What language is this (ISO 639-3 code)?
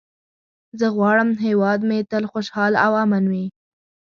pus